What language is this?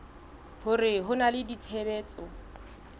Southern Sotho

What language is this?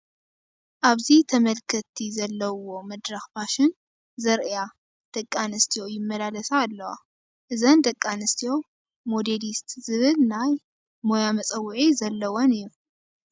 Tigrinya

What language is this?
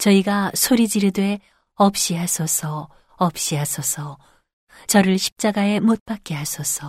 Korean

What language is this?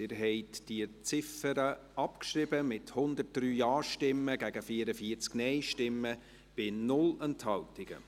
Swiss German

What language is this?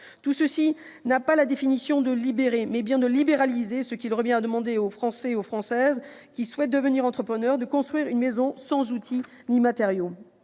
French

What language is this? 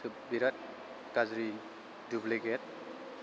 Bodo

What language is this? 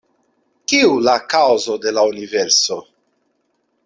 Esperanto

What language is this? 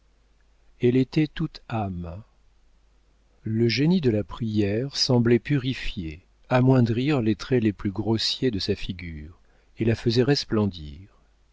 French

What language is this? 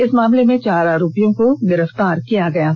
Hindi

